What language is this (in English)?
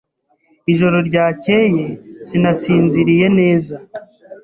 Kinyarwanda